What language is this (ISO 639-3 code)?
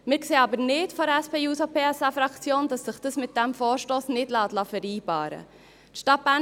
gsw